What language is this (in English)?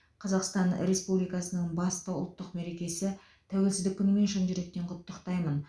Kazakh